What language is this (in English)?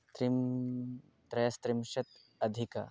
Sanskrit